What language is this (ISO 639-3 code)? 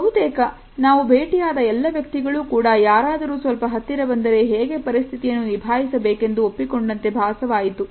kan